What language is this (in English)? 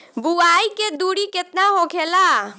Bhojpuri